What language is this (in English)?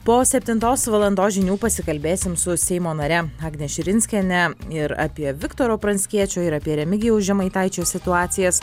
Lithuanian